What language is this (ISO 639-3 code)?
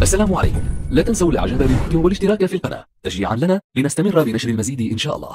ara